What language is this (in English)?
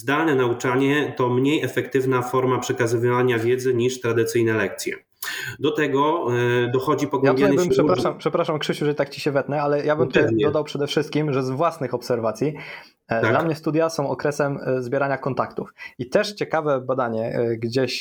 Polish